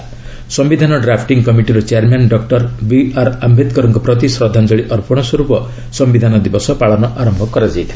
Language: Odia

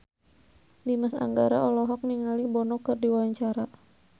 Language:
Sundanese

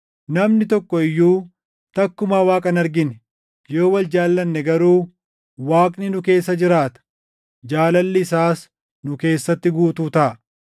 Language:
Oromo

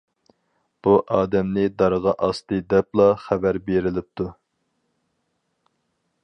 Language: Uyghur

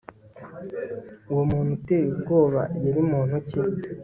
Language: Kinyarwanda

